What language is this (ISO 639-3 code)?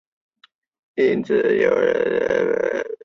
zho